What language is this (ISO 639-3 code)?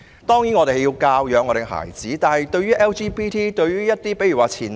yue